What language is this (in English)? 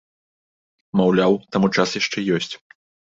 Belarusian